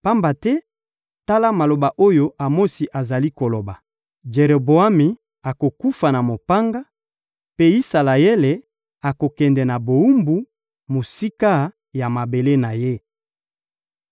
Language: Lingala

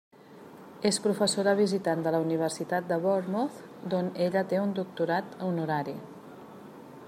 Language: Catalan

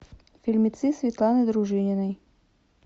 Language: Russian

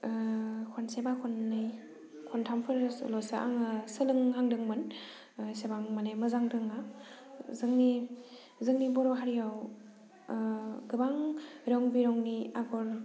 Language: Bodo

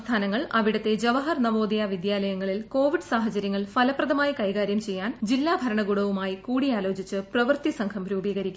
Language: Malayalam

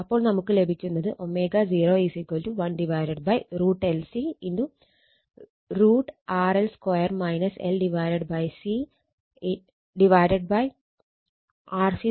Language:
Malayalam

